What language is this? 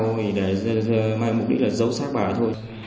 Vietnamese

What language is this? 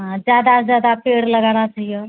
Maithili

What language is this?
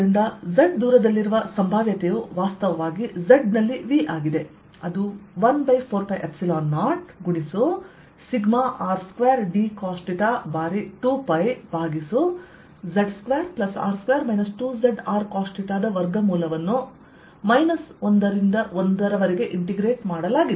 Kannada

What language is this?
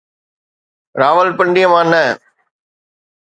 Sindhi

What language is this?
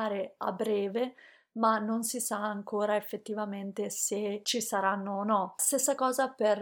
Italian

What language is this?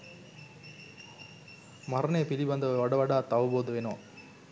Sinhala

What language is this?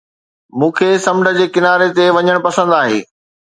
Sindhi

